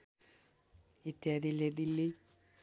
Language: Nepali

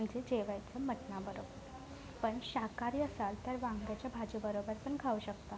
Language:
Marathi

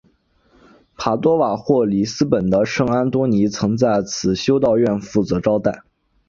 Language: Chinese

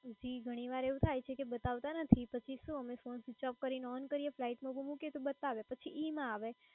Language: Gujarati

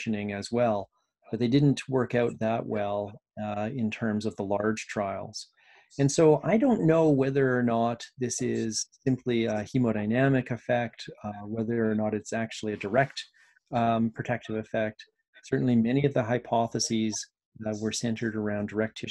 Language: English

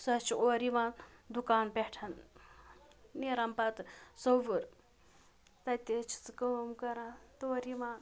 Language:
Kashmiri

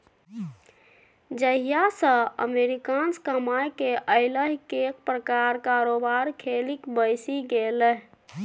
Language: Maithili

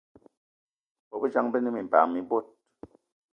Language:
Eton (Cameroon)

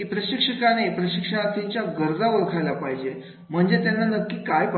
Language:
Marathi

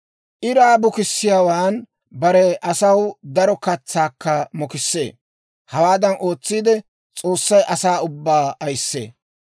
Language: Dawro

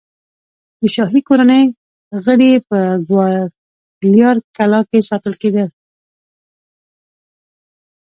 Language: Pashto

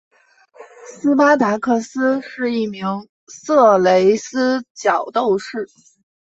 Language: Chinese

